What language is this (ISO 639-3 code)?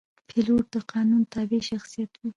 pus